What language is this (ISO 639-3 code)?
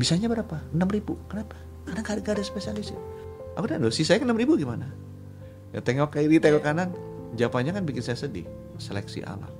ind